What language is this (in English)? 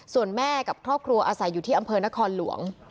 Thai